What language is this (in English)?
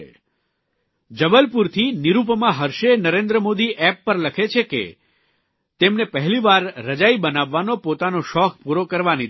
Gujarati